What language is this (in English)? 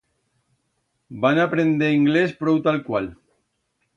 Aragonese